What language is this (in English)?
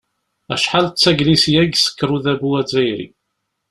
Kabyle